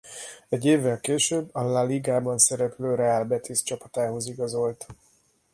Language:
Hungarian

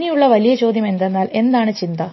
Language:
Malayalam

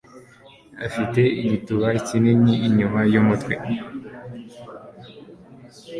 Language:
Kinyarwanda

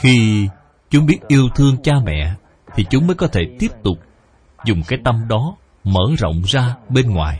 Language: Vietnamese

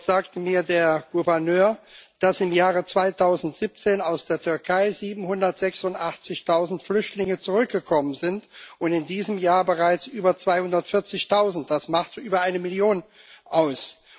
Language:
German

